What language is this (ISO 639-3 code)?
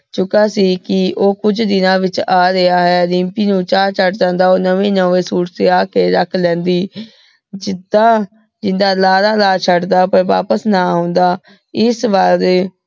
pan